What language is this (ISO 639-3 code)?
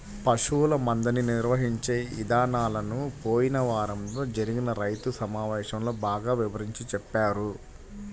tel